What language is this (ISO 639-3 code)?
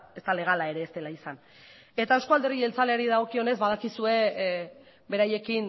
eus